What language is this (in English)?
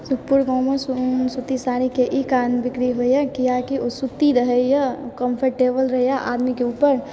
Maithili